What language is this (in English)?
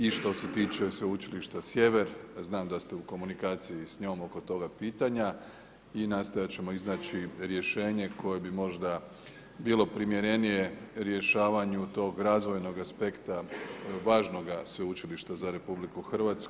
Croatian